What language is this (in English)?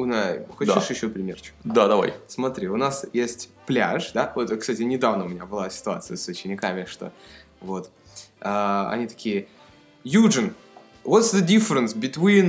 Russian